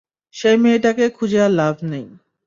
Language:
Bangla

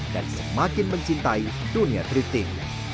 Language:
Indonesian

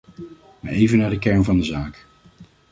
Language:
Dutch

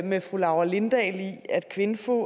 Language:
Danish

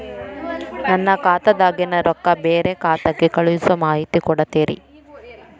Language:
Kannada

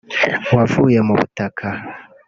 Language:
Kinyarwanda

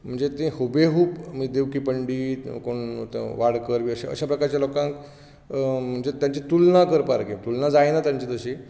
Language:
Konkani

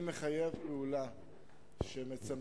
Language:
Hebrew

